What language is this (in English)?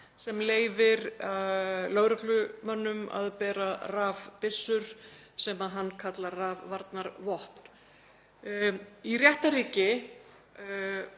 Icelandic